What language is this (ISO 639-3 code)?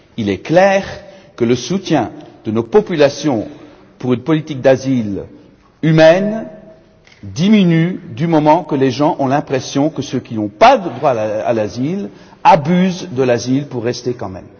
fra